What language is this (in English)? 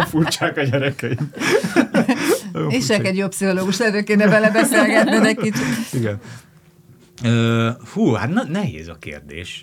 Hungarian